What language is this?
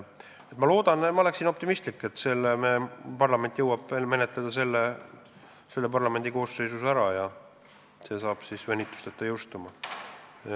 Estonian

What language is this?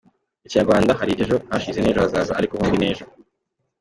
Kinyarwanda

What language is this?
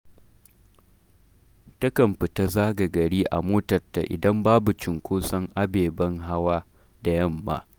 Hausa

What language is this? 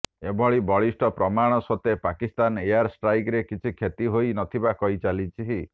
Odia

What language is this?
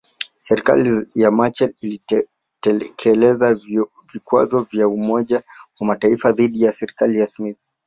Swahili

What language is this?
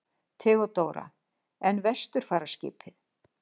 Icelandic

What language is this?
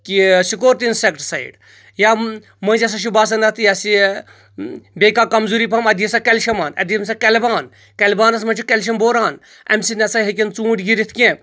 Kashmiri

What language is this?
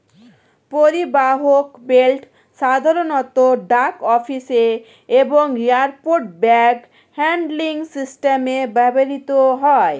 Bangla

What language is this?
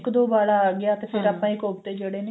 Punjabi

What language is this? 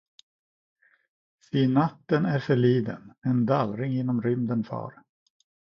Swedish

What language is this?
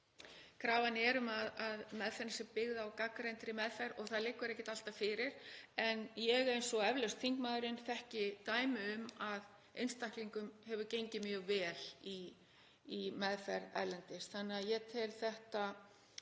Icelandic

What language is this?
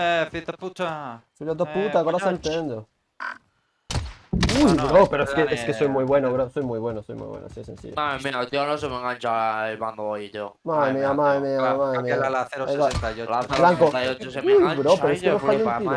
Spanish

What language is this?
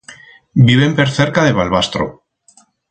Aragonese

